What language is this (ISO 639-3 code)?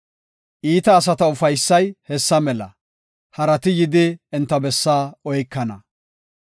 gof